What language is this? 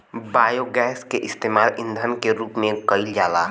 Bhojpuri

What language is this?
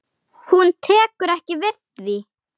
Icelandic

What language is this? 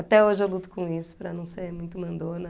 Portuguese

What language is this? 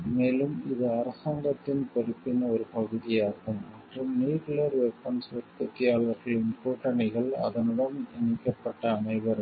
Tamil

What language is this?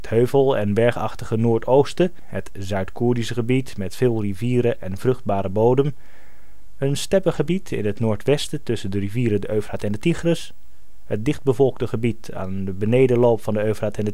Dutch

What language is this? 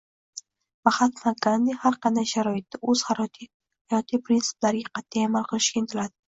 Uzbek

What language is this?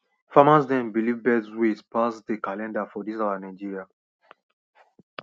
Nigerian Pidgin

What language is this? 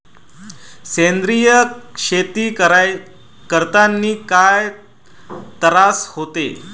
Marathi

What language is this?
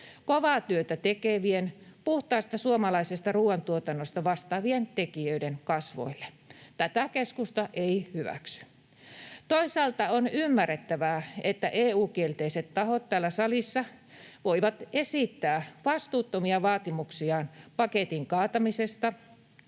Finnish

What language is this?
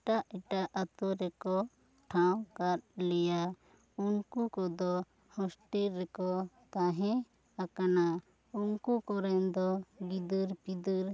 Santali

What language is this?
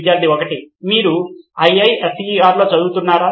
Telugu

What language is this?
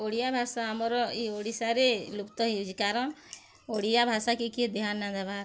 Odia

